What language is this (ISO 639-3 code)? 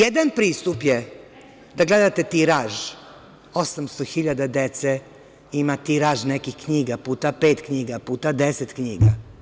srp